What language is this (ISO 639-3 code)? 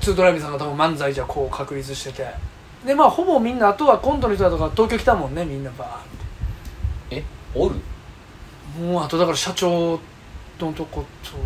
jpn